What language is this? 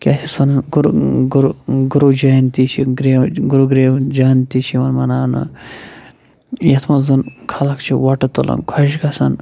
Kashmiri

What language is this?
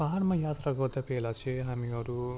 Nepali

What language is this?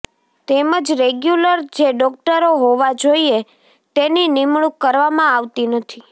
Gujarati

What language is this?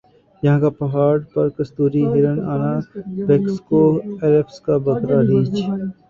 Urdu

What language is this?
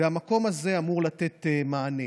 Hebrew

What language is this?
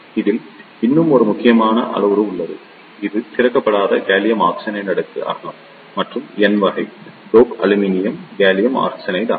Tamil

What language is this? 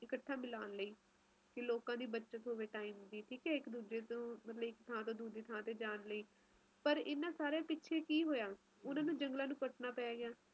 Punjabi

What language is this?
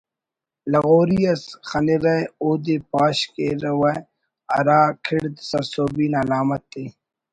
Brahui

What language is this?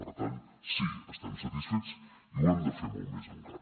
Catalan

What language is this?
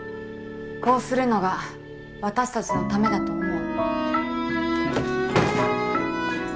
Japanese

